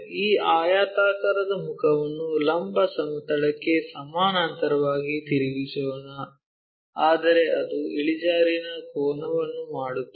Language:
Kannada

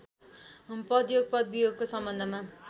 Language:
Nepali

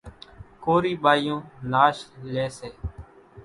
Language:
Kachi Koli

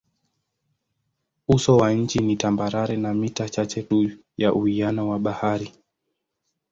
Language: Swahili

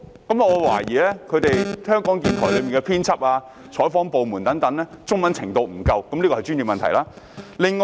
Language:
Cantonese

